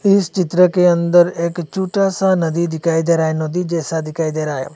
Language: Hindi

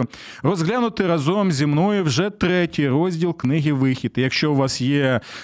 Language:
Ukrainian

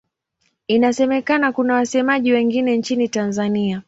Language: Swahili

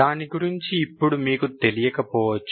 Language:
Telugu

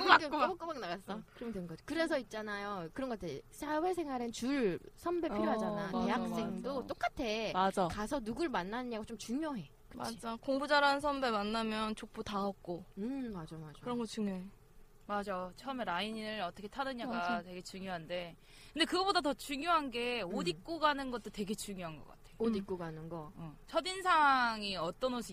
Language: Korean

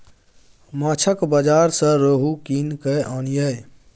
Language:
Maithili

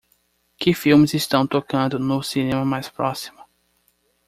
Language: Portuguese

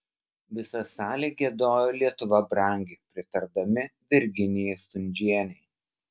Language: Lithuanian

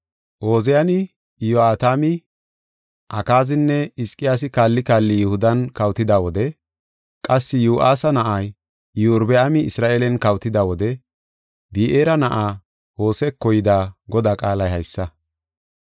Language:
Gofa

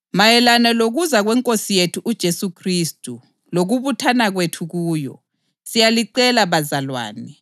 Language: North Ndebele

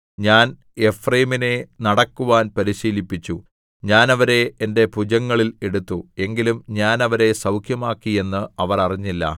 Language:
Malayalam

